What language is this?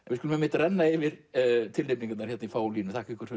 Icelandic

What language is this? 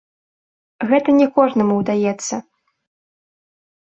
Belarusian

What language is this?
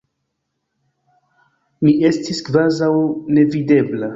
Esperanto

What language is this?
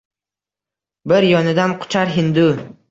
Uzbek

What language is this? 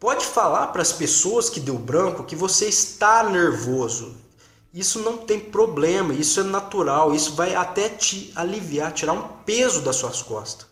Portuguese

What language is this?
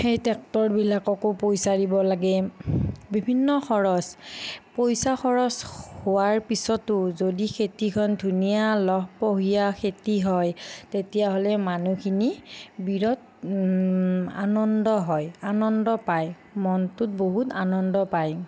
Assamese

